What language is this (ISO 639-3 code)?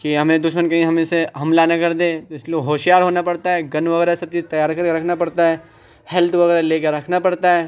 urd